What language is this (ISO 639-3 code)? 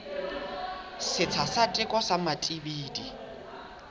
sot